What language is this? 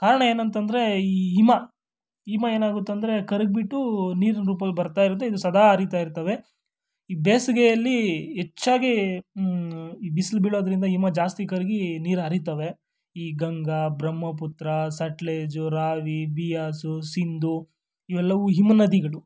Kannada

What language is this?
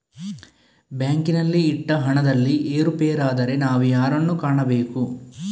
Kannada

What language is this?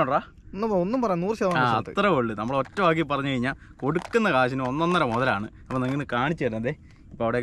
Arabic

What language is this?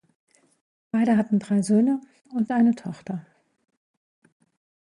German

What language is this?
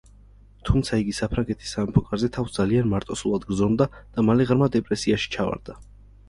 Georgian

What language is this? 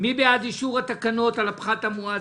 Hebrew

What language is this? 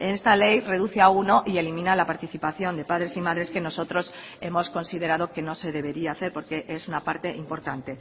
Spanish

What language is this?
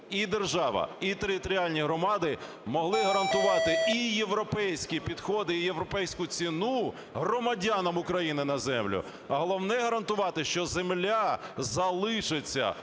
Ukrainian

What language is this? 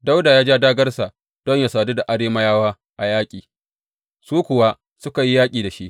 Hausa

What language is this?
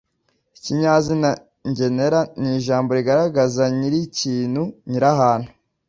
Kinyarwanda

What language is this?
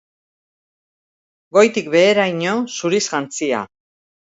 Basque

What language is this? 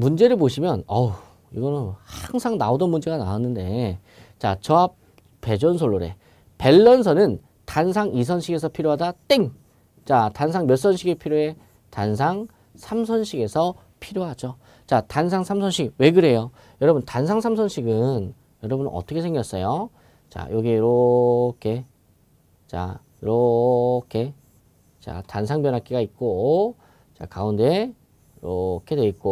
Korean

